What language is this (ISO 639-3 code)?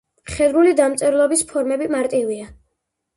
kat